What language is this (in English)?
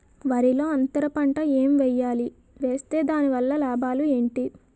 Telugu